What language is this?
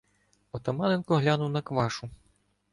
Ukrainian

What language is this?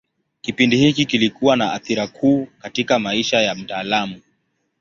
Swahili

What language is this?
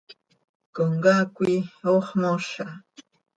Seri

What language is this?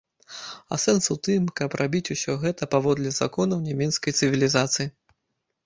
Belarusian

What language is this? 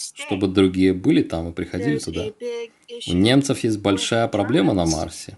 Russian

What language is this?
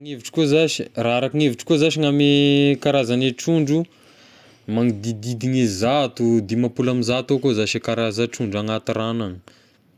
Tesaka Malagasy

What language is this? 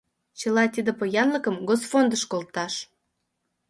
Mari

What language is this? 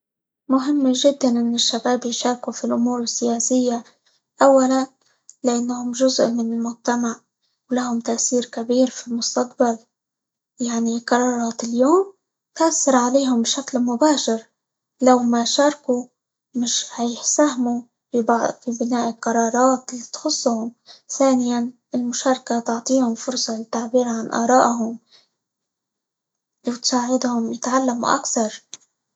Libyan Arabic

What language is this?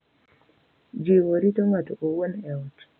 Luo (Kenya and Tanzania)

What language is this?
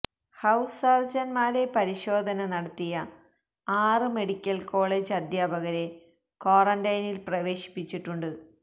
Malayalam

